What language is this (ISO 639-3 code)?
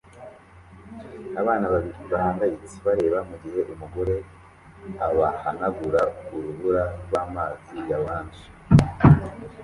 kin